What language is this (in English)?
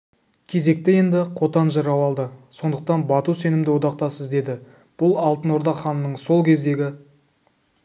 Kazakh